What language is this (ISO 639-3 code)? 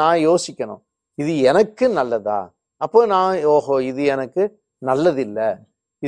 tam